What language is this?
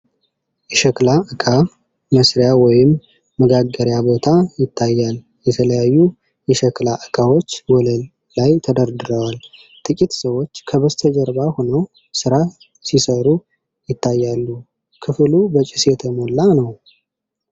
Amharic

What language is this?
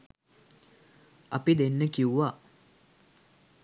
Sinhala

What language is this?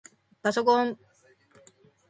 Japanese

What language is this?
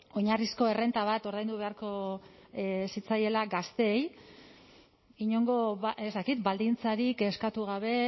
Basque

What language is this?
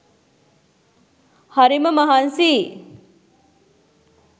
Sinhala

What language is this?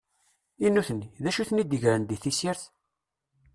Kabyle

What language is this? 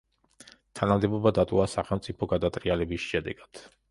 Georgian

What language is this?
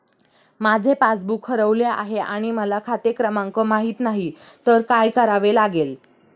Marathi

